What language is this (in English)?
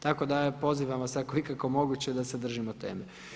Croatian